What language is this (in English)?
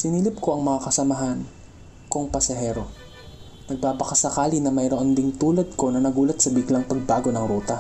Filipino